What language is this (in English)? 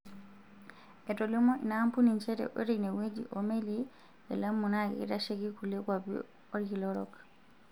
Masai